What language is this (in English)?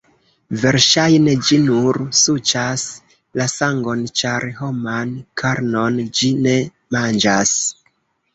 Esperanto